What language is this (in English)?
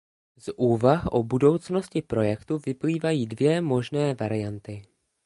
Czech